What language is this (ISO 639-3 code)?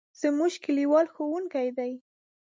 pus